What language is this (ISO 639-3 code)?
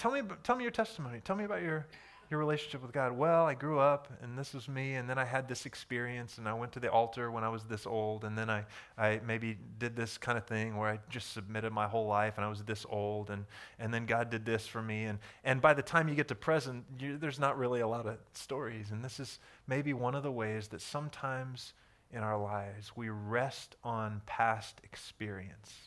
eng